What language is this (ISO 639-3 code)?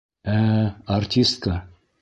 bak